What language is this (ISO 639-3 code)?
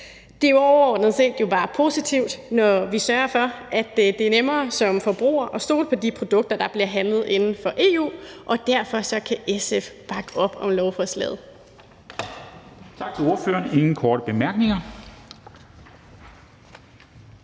dan